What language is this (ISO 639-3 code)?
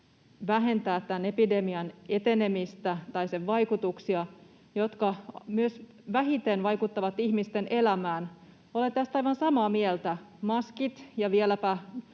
fin